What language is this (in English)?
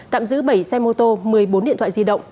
Vietnamese